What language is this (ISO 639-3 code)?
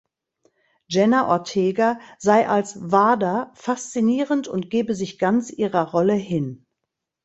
deu